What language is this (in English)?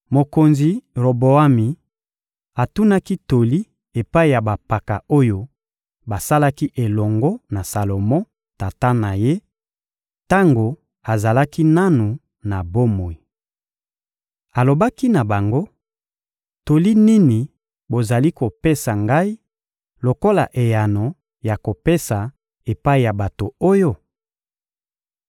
Lingala